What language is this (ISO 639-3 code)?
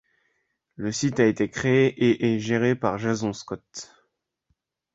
fra